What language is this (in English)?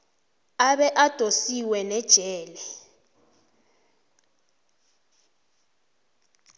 South Ndebele